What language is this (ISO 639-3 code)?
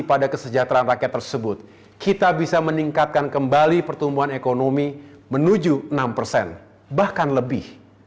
ind